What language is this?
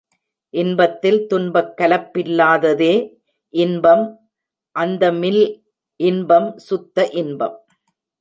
Tamil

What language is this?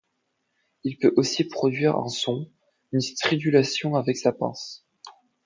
French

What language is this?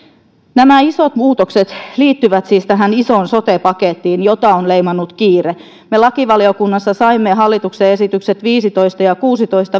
Finnish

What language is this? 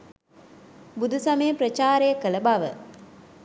Sinhala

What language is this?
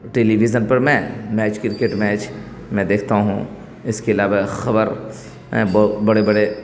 Urdu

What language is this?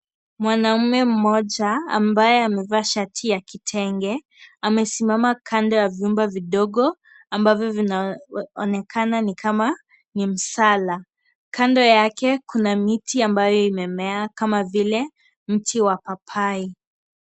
Swahili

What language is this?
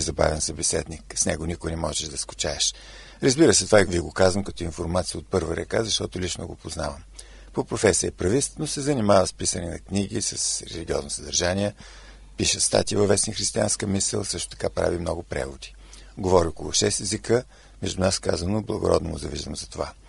Bulgarian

